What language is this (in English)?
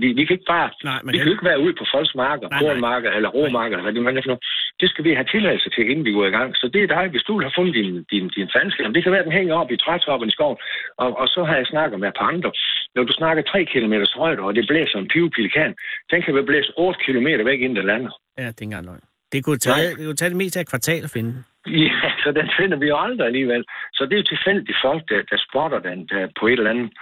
Danish